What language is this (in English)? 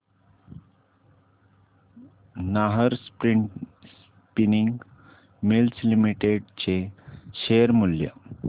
Marathi